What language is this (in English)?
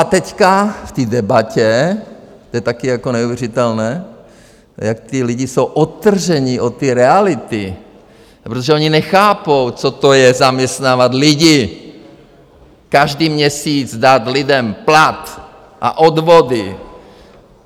Czech